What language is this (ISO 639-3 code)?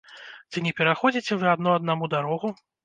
bel